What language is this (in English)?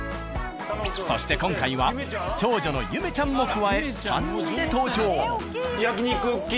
Japanese